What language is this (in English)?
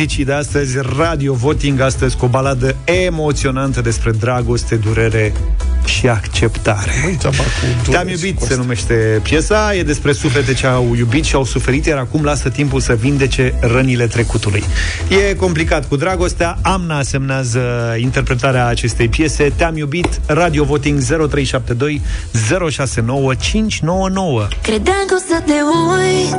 Romanian